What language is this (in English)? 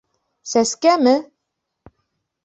Bashkir